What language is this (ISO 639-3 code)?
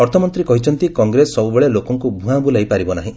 ori